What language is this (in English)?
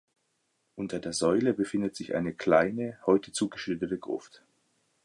German